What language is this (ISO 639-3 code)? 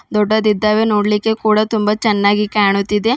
kan